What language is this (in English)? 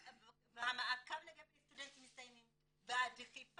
Hebrew